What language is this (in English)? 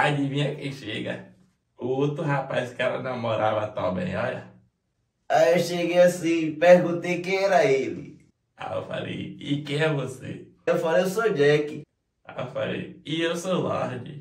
Portuguese